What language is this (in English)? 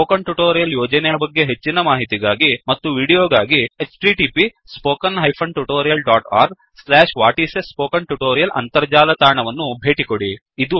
Kannada